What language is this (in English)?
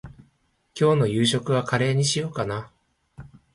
Japanese